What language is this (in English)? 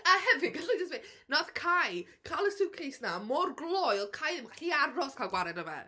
Welsh